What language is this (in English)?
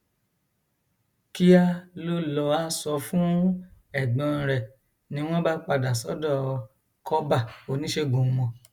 Yoruba